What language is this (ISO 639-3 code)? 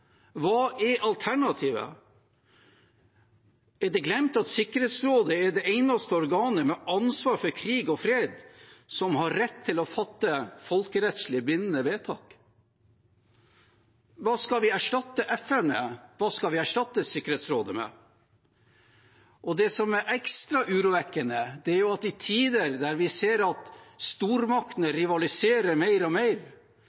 nob